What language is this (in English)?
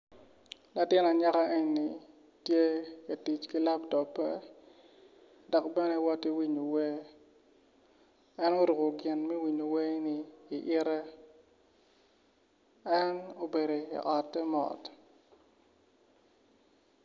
Acoli